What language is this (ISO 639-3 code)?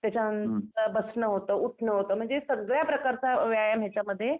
mar